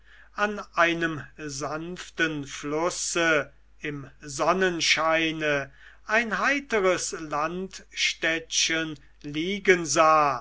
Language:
German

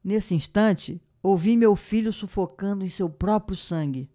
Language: Portuguese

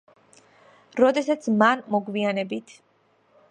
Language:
Georgian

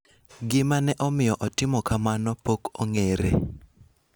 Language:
Luo (Kenya and Tanzania)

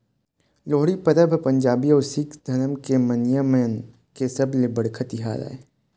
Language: Chhattisgarhi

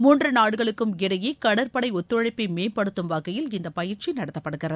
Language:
Tamil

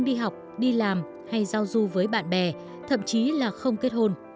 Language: Vietnamese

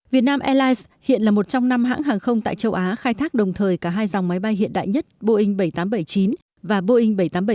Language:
Vietnamese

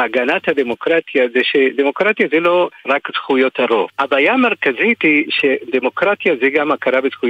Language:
Hebrew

